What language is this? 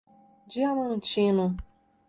Portuguese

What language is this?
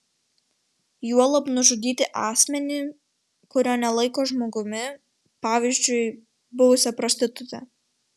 Lithuanian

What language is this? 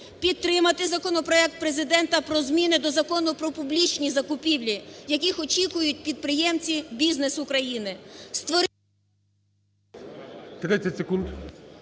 Ukrainian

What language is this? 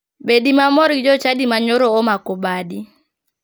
Luo (Kenya and Tanzania)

